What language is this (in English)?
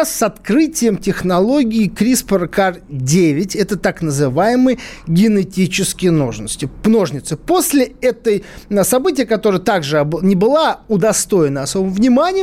Russian